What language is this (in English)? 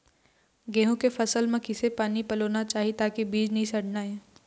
Chhattisgarhi